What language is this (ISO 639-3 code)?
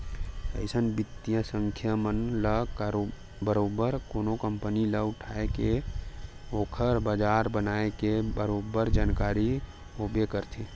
hne